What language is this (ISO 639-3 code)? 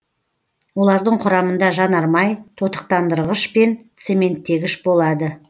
kaz